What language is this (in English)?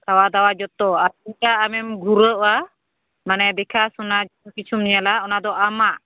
Santali